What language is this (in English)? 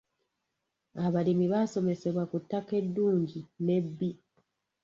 Ganda